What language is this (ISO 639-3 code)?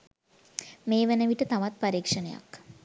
sin